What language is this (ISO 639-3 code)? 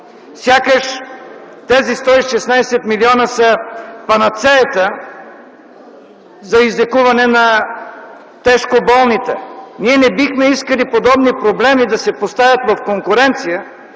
bul